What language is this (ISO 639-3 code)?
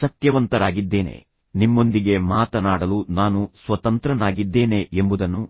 kan